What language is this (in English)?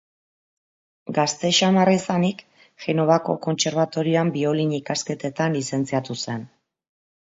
Basque